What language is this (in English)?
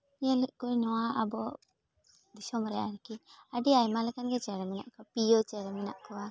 Santali